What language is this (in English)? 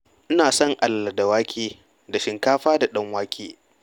Hausa